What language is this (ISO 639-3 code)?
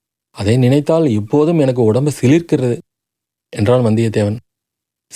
tam